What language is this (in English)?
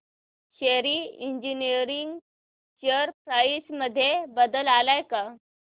Marathi